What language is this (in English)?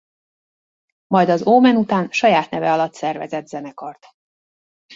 Hungarian